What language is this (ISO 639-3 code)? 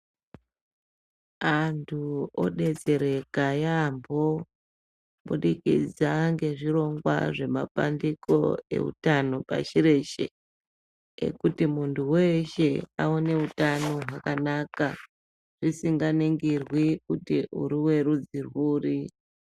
ndc